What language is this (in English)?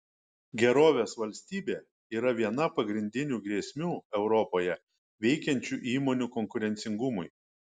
Lithuanian